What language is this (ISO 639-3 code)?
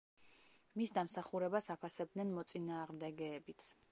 kat